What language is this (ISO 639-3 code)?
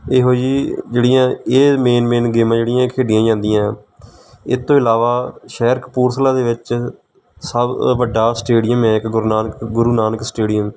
pan